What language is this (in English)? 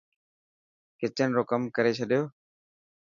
Dhatki